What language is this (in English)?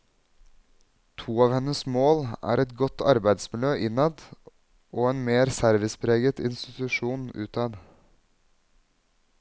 Norwegian